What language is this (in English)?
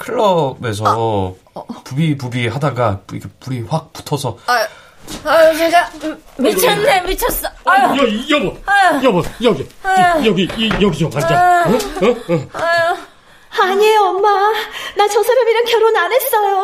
Korean